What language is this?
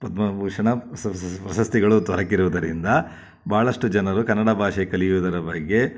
Kannada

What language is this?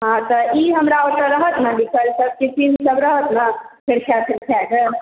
Maithili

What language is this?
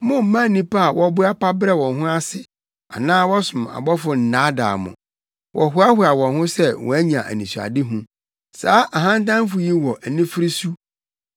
Akan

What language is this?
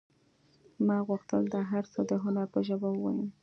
Pashto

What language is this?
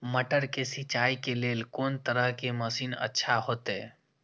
Maithili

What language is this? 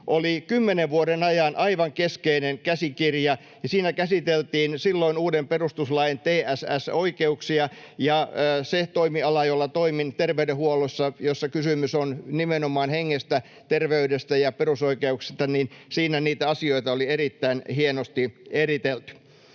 Finnish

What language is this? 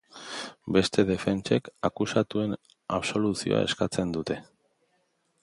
Basque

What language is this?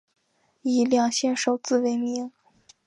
Chinese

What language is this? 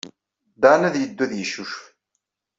Kabyle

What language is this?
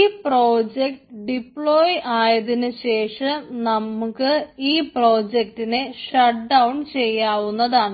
Malayalam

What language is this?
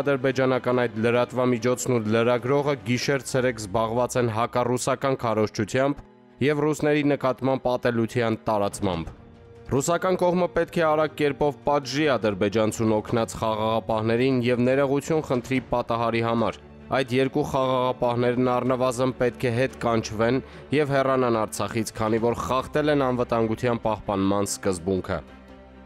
Romanian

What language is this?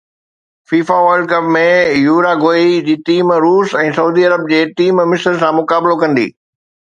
Sindhi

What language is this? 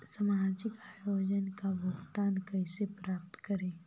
Magahi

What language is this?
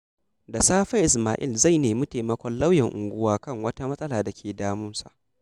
Hausa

